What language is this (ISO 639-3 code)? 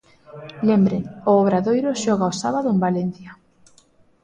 glg